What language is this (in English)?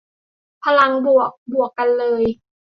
Thai